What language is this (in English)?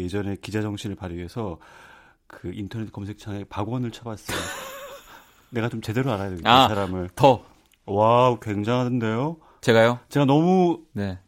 Korean